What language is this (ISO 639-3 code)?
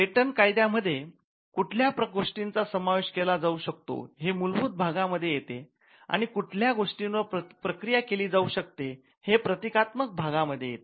mar